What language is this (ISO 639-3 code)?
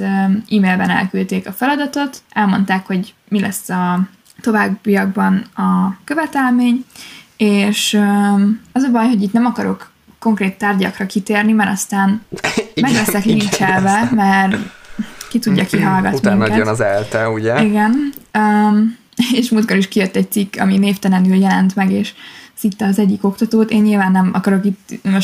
hun